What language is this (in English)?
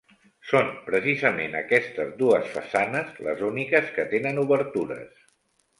Catalan